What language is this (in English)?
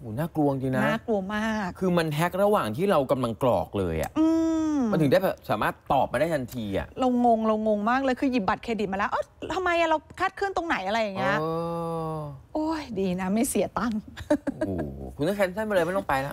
Thai